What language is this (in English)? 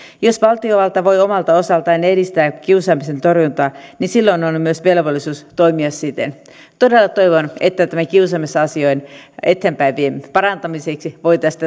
Finnish